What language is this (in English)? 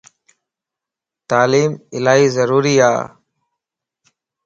Lasi